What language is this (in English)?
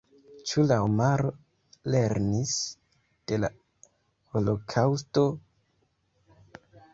Esperanto